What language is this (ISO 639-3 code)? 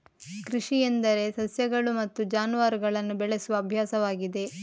kan